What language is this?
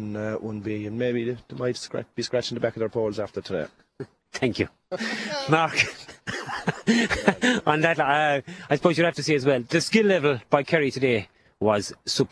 English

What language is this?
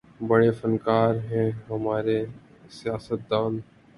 Urdu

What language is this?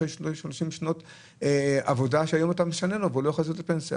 Hebrew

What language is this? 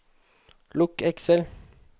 Norwegian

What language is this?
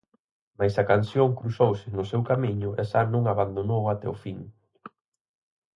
Galician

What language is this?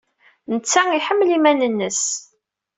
Kabyle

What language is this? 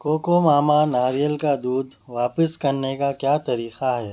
Urdu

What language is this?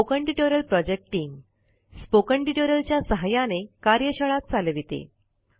Marathi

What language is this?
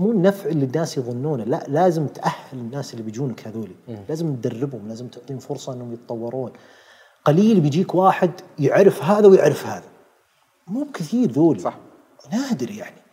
Arabic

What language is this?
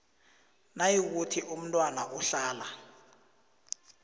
South Ndebele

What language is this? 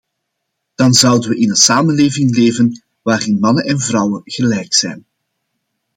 Dutch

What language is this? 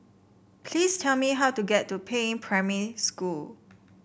English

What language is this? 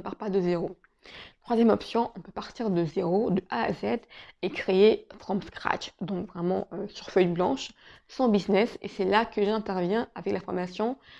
French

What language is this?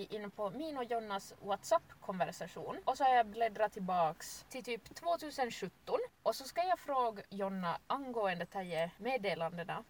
Swedish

